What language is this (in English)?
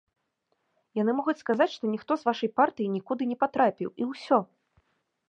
Belarusian